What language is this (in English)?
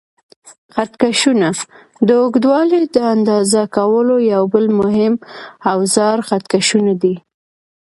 Pashto